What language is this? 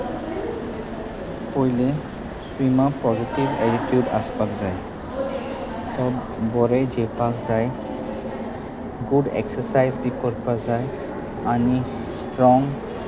Konkani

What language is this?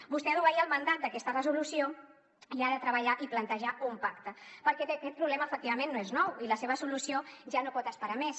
Catalan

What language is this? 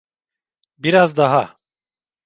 Turkish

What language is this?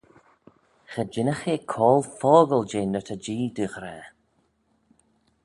Manx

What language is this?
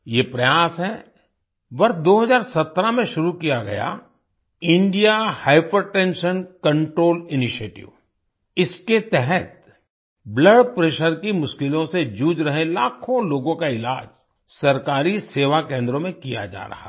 Hindi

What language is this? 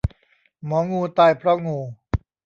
Thai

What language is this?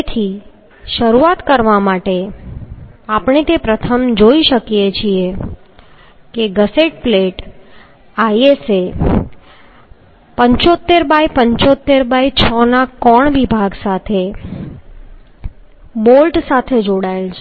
Gujarati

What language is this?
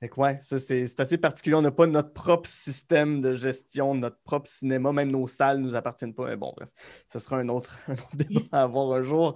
French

